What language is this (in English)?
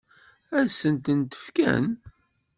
Kabyle